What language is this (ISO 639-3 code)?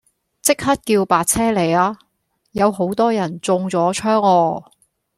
yue